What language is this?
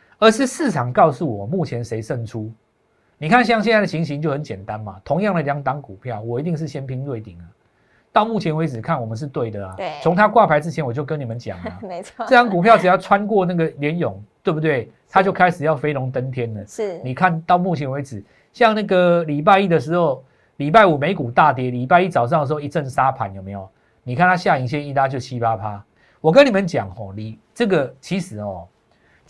Chinese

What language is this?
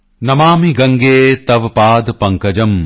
Punjabi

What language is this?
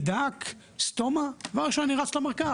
Hebrew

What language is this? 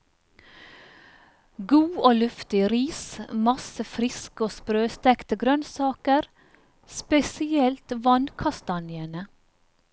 Norwegian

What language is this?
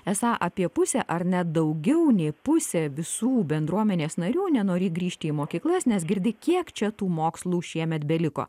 Lithuanian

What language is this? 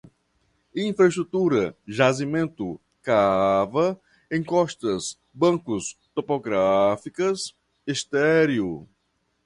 Portuguese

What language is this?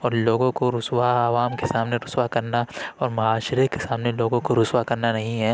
Urdu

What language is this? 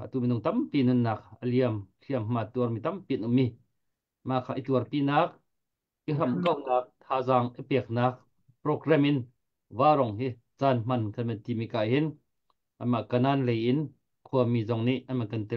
Thai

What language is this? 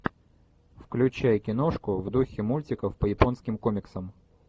Russian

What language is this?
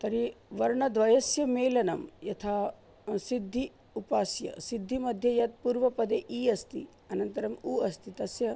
Sanskrit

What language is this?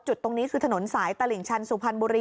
Thai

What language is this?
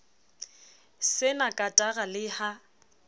Southern Sotho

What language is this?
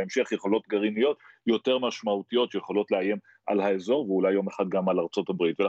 Hebrew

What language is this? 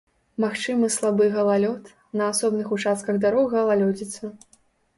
Belarusian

